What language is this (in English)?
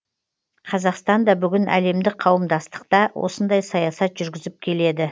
Kazakh